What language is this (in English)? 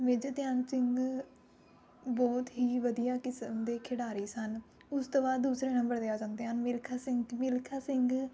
Punjabi